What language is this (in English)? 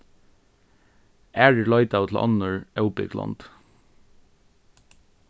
Faroese